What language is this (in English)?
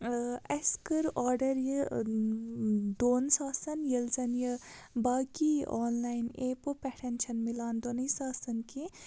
Kashmiri